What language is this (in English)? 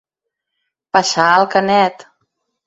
Catalan